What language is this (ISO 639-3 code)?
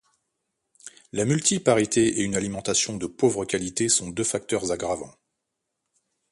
fra